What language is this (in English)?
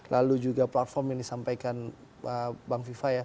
Indonesian